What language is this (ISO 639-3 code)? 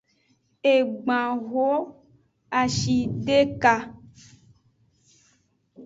ajg